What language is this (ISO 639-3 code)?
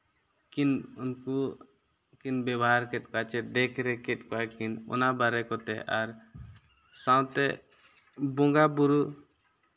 sat